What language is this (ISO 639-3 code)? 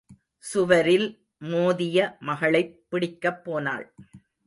tam